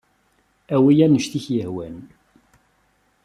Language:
Kabyle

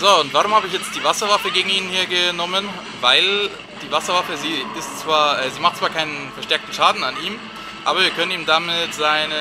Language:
German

